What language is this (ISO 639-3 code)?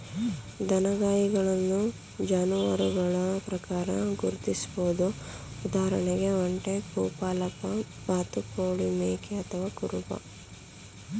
kan